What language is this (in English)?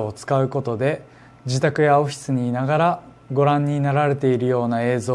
Japanese